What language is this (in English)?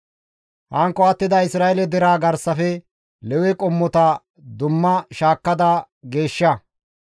Gamo